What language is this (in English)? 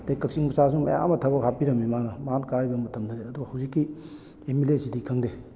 Manipuri